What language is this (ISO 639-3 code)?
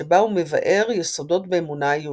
heb